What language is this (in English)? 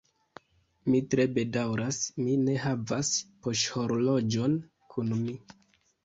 Esperanto